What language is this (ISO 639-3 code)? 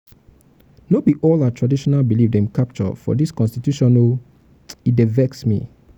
pcm